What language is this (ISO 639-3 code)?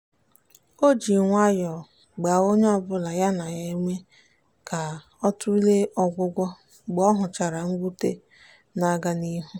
ibo